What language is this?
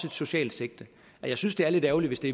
Danish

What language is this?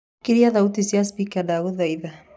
Kikuyu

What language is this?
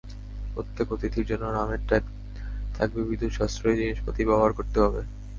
Bangla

